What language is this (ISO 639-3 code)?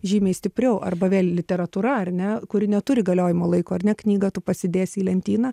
lit